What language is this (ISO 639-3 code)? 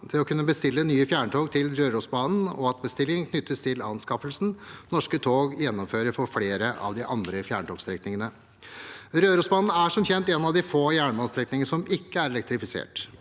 nor